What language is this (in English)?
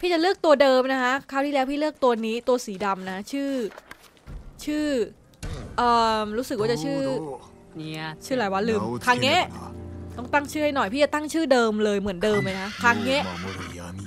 Thai